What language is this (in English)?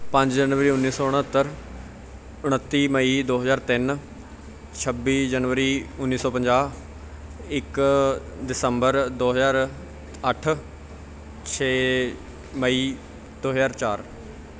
Punjabi